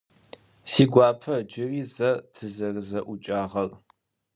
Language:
Adyghe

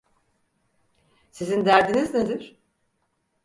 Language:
Turkish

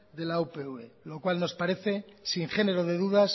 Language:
Spanish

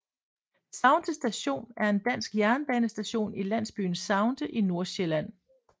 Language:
Danish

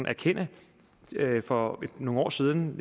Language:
Danish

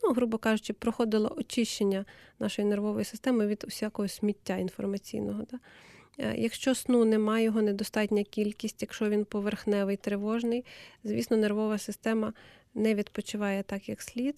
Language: Ukrainian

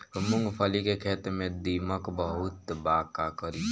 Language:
Bhojpuri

